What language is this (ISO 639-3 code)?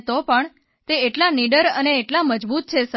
guj